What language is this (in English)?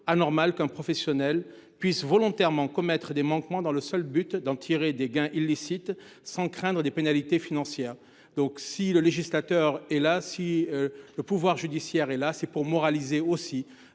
French